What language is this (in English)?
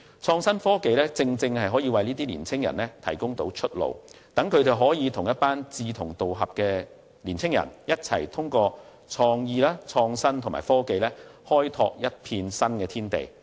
Cantonese